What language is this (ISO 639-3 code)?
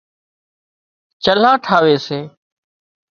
kxp